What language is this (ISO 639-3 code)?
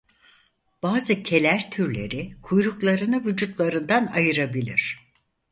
tur